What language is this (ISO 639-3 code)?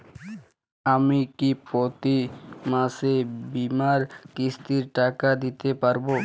ben